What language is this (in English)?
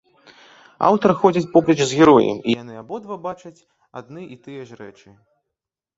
Belarusian